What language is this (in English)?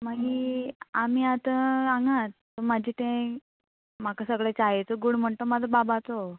Konkani